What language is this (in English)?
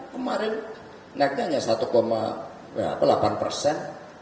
Indonesian